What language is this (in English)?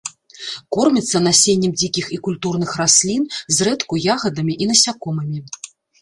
Belarusian